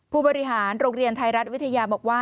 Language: Thai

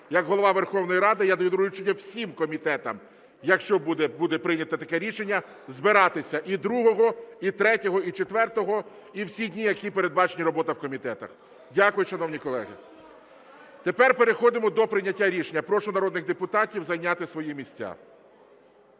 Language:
Ukrainian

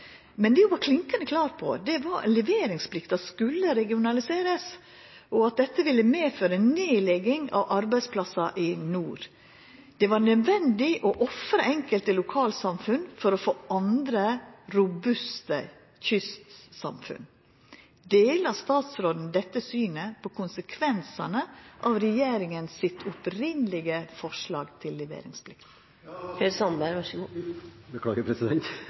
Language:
Norwegian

